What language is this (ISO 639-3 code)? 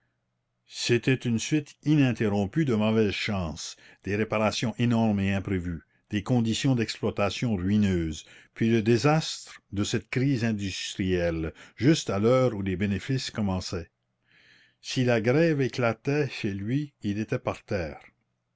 fra